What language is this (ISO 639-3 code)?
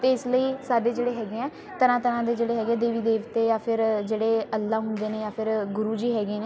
pan